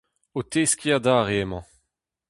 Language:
Breton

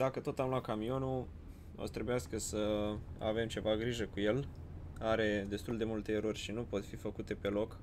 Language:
Romanian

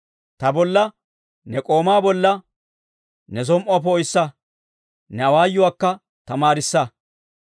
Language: Dawro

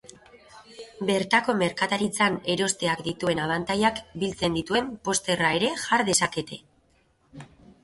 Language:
Basque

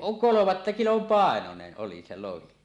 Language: Finnish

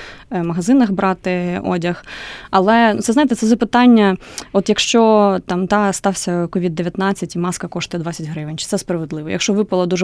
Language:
Ukrainian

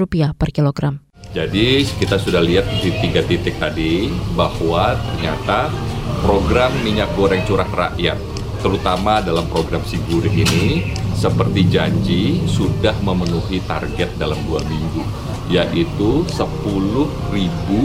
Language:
Indonesian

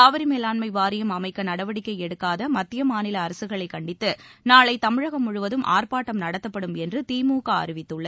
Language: Tamil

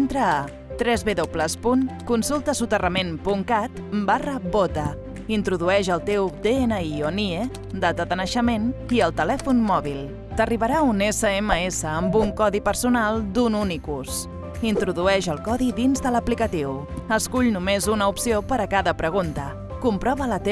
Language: Catalan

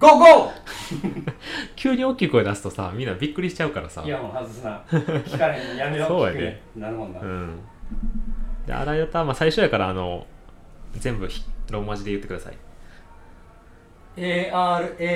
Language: Japanese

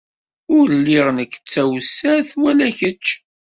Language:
Kabyle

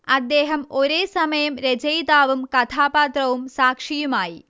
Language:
Malayalam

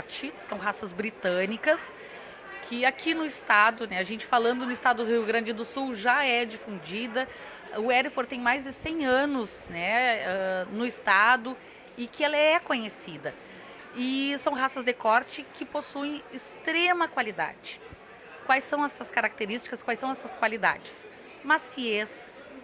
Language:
Portuguese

